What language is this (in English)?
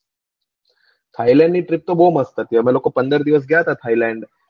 Gujarati